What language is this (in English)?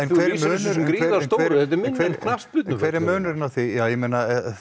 Icelandic